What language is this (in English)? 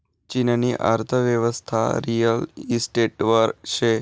Marathi